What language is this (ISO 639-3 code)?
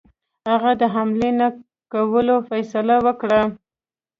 pus